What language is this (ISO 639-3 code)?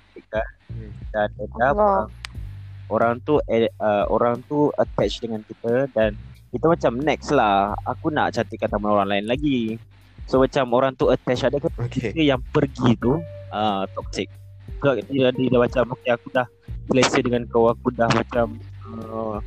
msa